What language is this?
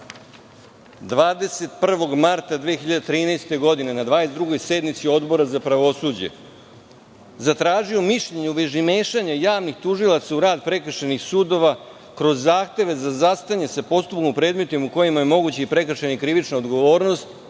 Serbian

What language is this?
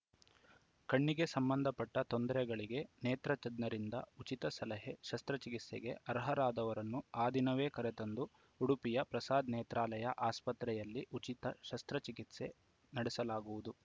Kannada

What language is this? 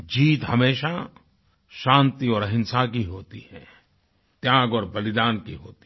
Hindi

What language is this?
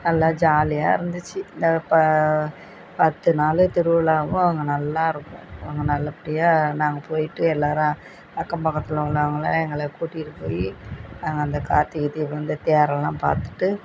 Tamil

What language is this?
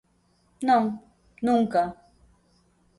Galician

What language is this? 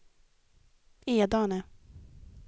Swedish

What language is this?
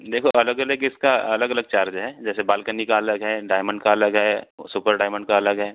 Hindi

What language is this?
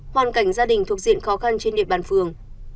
Vietnamese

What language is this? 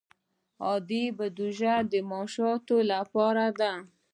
Pashto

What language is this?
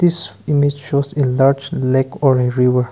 English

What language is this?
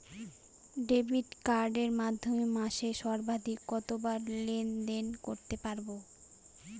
Bangla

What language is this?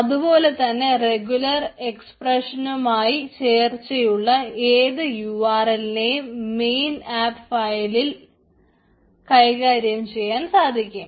Malayalam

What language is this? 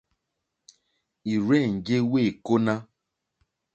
Mokpwe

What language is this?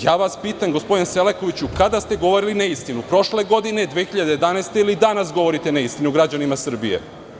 Serbian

